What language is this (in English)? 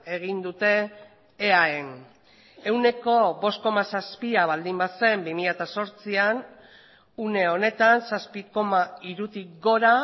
Basque